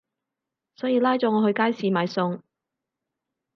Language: Cantonese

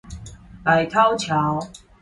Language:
Chinese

